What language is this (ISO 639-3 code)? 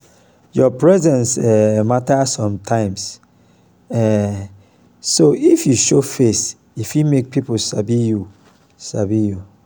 pcm